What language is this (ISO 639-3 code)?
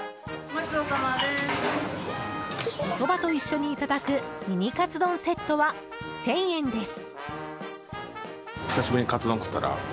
jpn